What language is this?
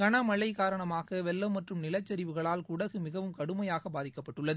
Tamil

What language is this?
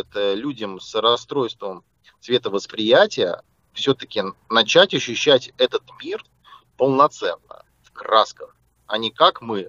Russian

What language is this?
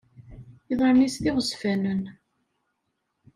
Kabyle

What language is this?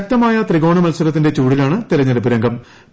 Malayalam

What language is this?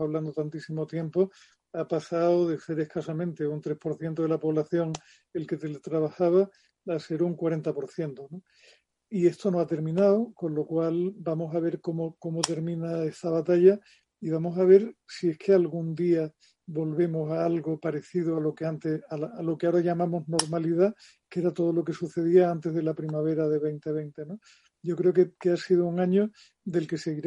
Spanish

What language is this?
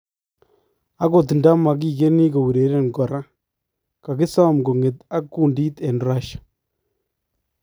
Kalenjin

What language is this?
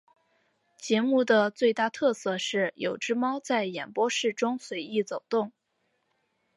Chinese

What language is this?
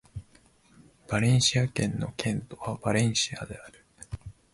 Japanese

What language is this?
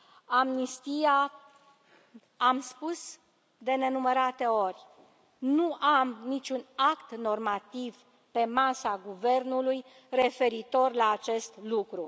Romanian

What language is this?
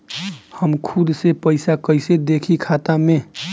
Bhojpuri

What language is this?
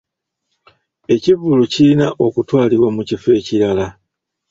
Ganda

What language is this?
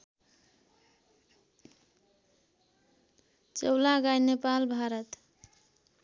Nepali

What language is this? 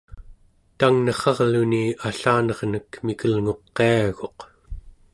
Central Yupik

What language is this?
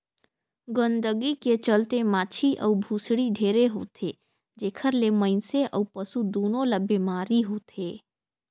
Chhattisgarhi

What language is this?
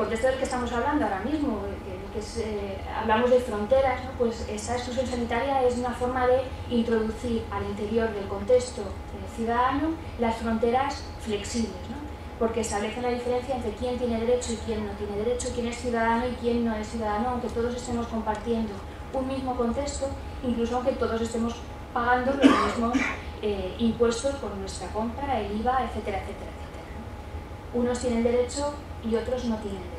Spanish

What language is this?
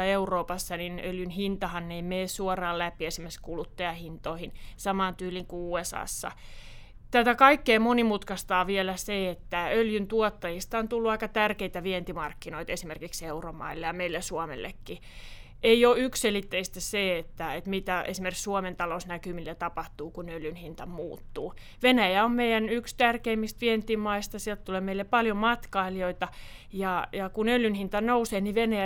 Finnish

